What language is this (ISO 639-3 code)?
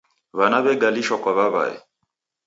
dav